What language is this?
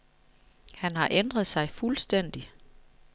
Danish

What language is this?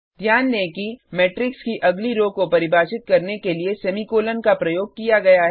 Hindi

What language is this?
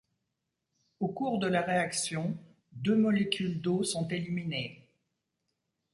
French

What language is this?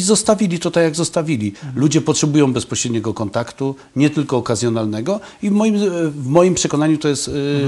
Polish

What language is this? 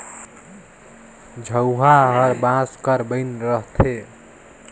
Chhattisgarhi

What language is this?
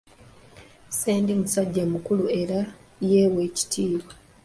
Ganda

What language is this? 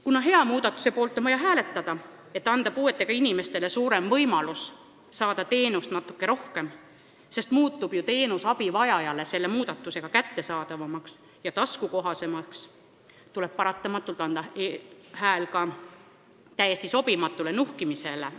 Estonian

